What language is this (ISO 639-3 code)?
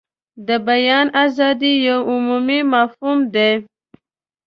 pus